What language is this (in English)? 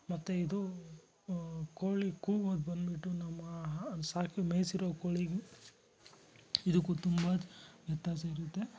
Kannada